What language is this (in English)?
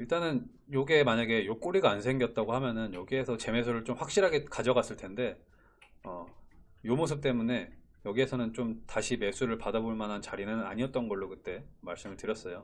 Korean